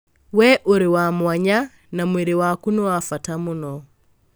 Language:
Kikuyu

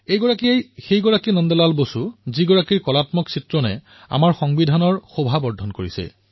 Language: Assamese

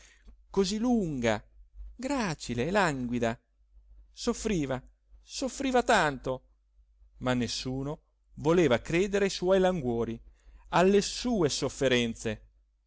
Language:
Italian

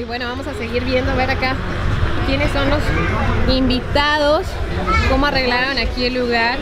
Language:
Spanish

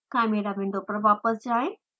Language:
Hindi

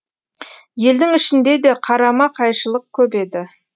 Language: Kazakh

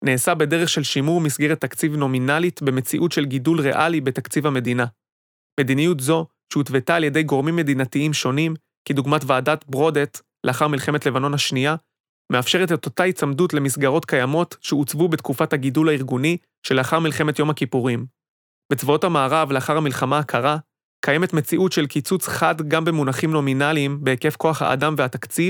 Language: Hebrew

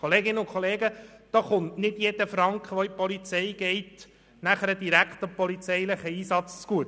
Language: Swiss German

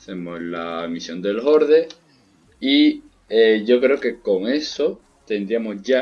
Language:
Spanish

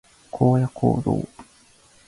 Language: Japanese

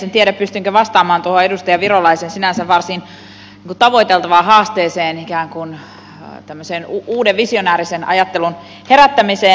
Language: Finnish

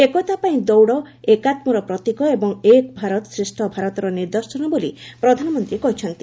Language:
Odia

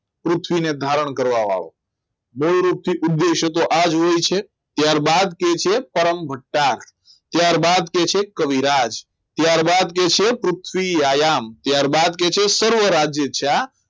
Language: Gujarati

